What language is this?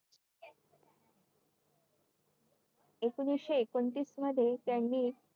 Marathi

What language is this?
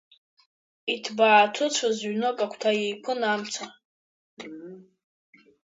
Abkhazian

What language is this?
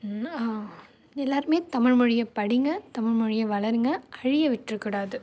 Tamil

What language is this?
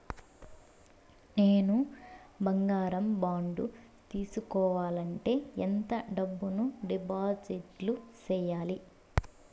Telugu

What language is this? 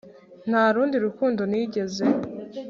Kinyarwanda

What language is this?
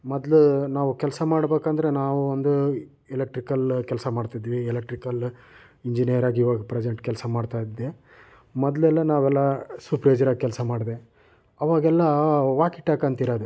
Kannada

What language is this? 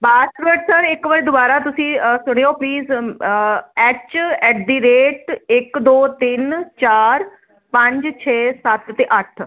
Punjabi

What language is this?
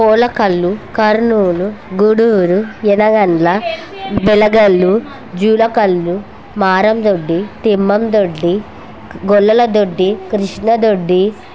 Telugu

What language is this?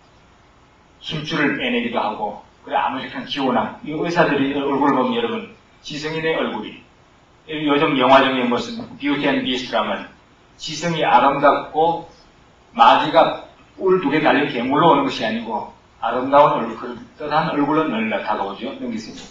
Korean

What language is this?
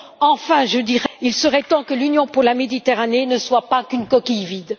French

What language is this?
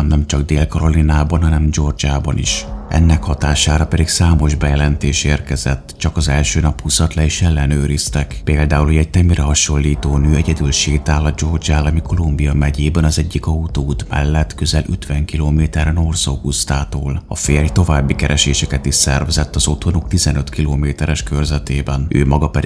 Hungarian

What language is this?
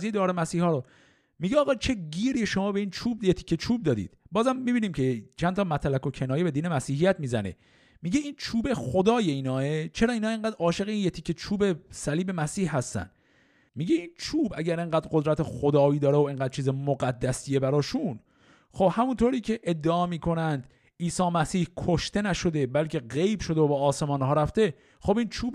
Persian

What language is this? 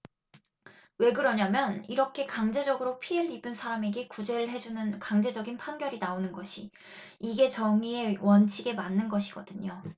Korean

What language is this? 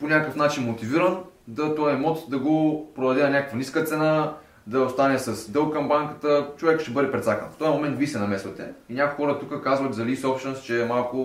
Bulgarian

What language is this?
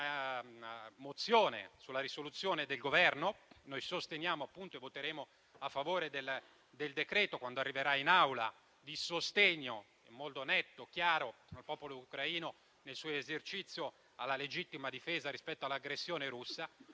Italian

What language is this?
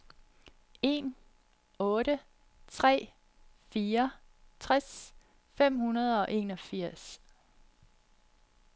Danish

